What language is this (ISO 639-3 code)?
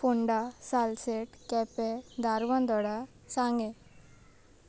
kok